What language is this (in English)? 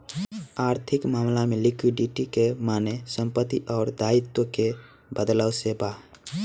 Bhojpuri